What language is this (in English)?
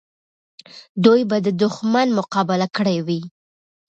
Pashto